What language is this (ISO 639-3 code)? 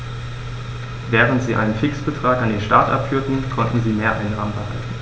deu